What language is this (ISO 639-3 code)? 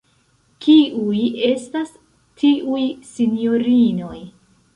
epo